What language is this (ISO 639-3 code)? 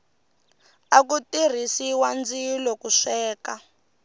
tso